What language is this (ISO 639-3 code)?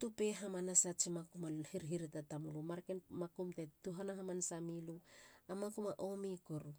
hla